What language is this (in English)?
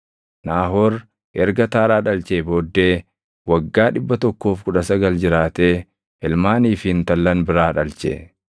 Oromo